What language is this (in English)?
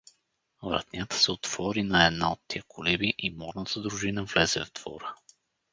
Bulgarian